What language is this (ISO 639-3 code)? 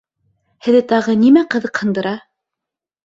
bak